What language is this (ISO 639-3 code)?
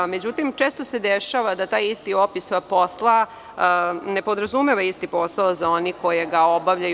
srp